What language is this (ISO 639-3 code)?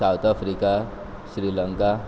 kok